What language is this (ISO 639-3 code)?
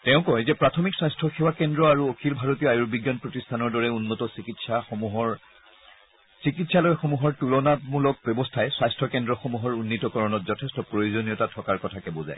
asm